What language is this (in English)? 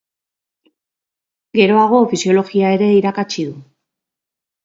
Basque